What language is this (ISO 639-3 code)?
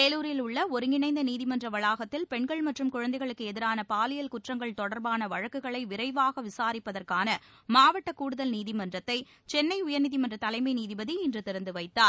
tam